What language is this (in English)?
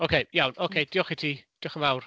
Welsh